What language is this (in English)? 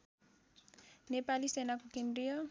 Nepali